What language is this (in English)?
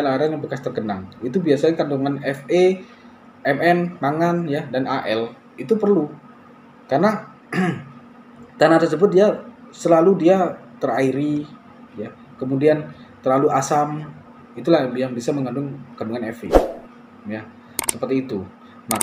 Indonesian